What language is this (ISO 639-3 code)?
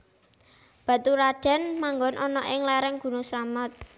jav